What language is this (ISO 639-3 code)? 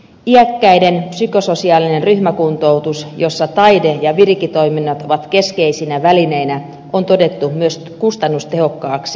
fin